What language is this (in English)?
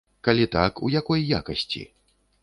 Belarusian